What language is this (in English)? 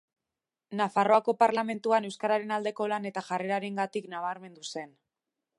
Basque